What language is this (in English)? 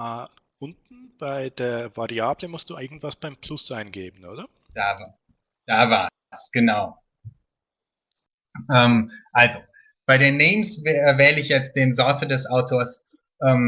German